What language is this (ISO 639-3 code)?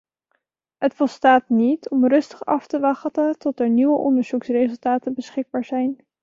nld